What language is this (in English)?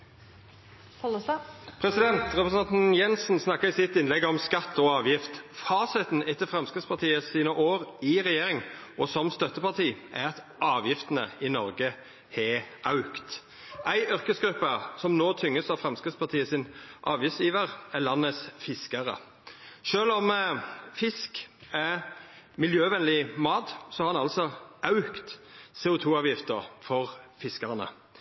Norwegian Nynorsk